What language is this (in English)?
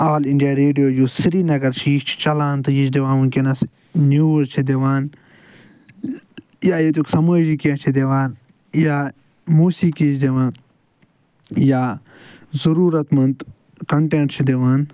Kashmiri